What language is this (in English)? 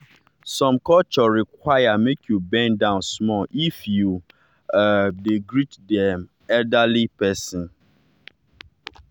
Nigerian Pidgin